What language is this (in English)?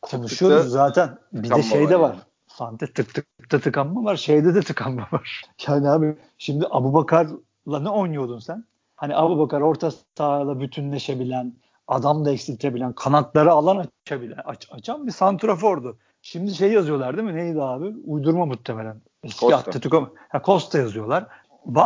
Turkish